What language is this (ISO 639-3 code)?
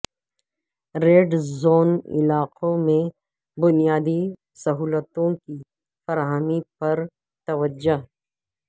urd